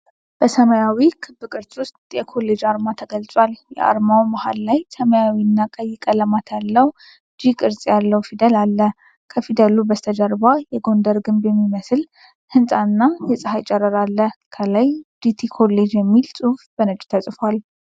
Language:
Amharic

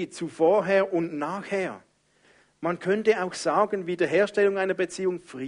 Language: German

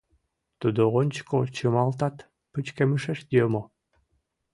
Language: Mari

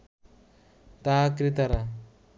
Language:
Bangla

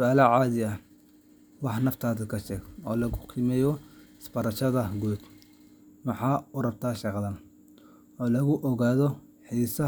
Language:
Somali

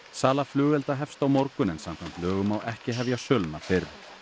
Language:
Icelandic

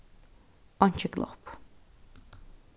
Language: Faroese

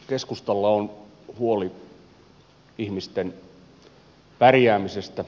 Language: Finnish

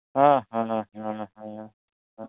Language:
Santali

